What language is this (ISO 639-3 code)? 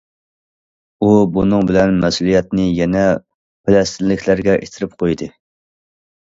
uig